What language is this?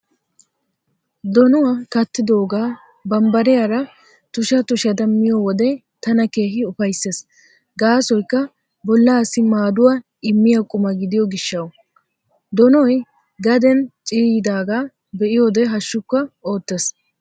Wolaytta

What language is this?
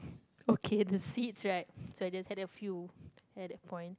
English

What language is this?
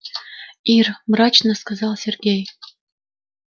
Russian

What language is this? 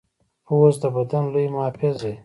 Pashto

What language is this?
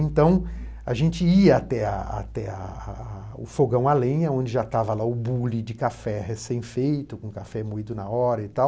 Portuguese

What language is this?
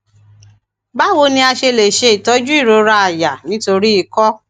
Yoruba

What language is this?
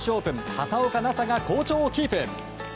Japanese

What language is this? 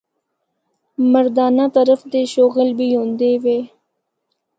Northern Hindko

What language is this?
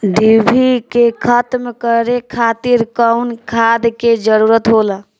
Bhojpuri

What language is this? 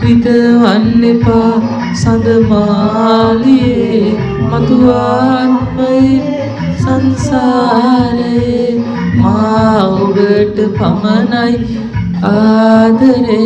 Turkish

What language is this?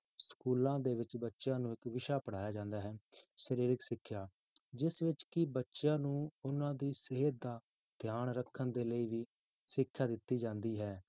Punjabi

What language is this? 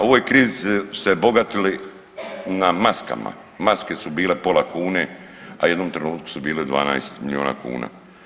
Croatian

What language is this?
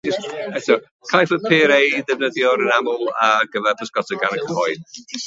Welsh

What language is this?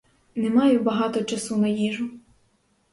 Ukrainian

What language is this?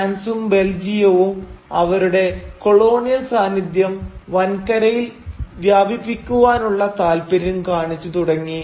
Malayalam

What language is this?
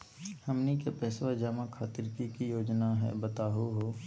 Magahi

